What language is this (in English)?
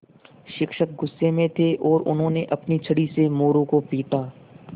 Hindi